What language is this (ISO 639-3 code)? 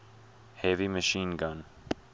eng